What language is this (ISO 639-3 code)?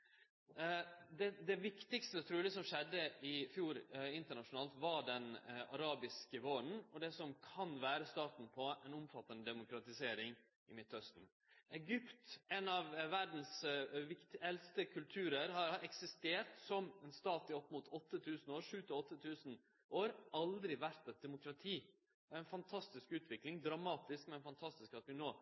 nno